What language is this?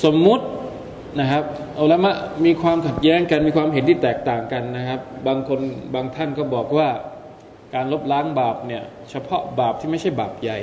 Thai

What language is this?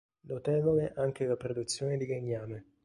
Italian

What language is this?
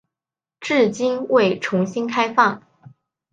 Chinese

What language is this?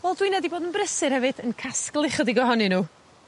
Welsh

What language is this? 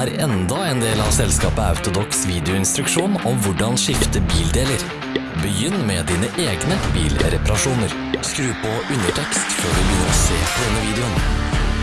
Norwegian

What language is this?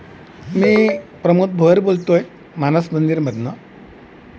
Marathi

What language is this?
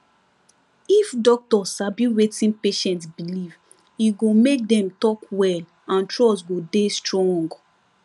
Nigerian Pidgin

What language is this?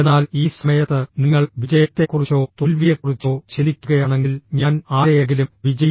Malayalam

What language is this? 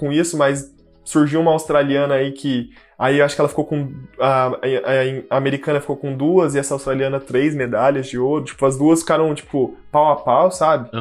Portuguese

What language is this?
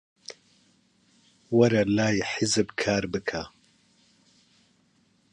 Central Kurdish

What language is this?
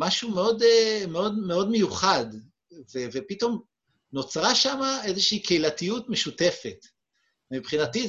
Hebrew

